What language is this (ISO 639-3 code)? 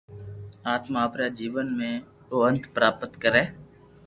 lrk